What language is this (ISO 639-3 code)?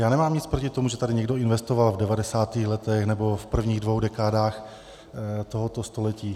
ces